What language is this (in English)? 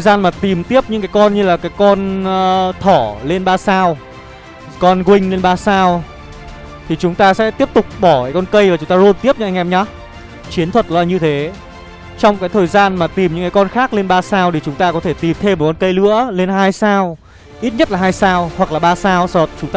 Vietnamese